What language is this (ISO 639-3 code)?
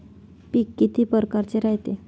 mar